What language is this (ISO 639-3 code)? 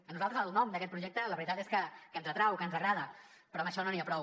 cat